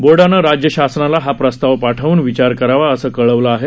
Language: Marathi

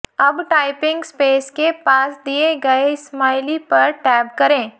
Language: Hindi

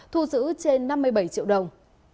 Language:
Vietnamese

